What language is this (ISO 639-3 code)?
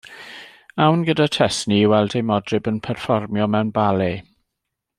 cym